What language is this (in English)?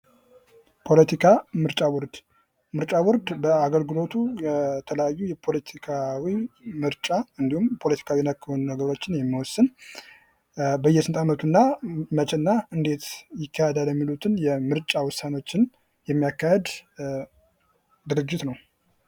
Amharic